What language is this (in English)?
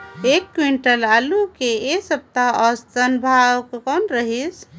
Chhattisgarhi